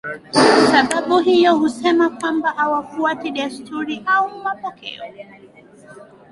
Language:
Swahili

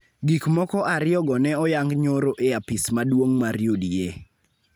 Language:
Luo (Kenya and Tanzania)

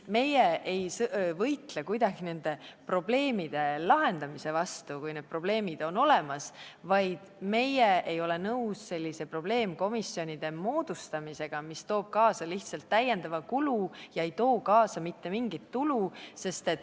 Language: Estonian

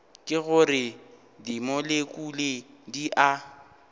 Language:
Northern Sotho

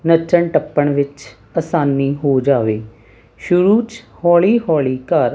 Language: Punjabi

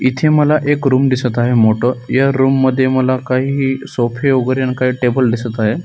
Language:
Marathi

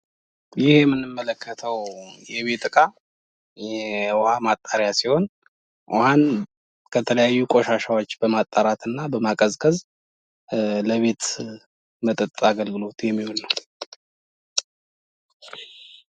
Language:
Amharic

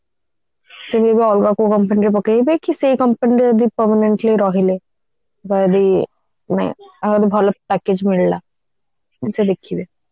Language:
Odia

